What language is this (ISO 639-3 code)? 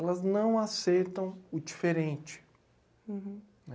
por